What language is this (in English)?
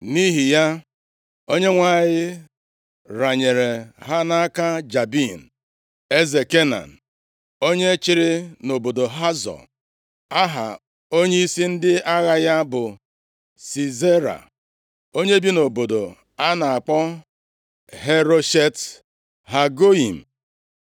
Igbo